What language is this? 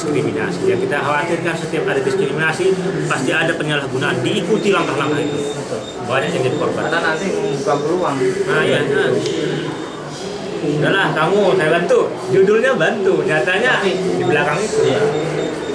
Indonesian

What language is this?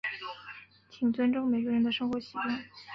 Chinese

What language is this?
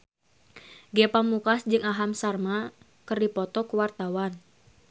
Sundanese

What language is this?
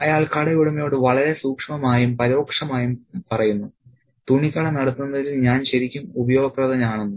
Malayalam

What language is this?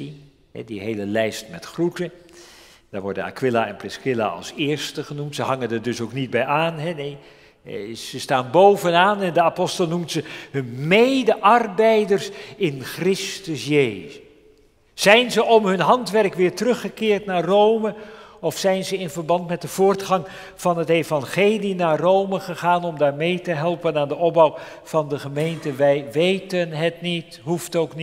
Dutch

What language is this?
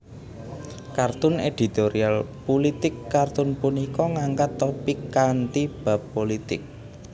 Javanese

